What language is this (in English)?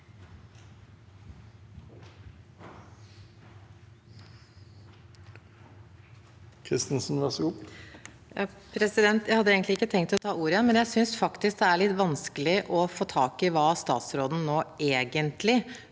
Norwegian